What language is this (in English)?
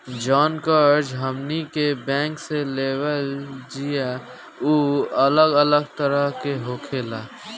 Bhojpuri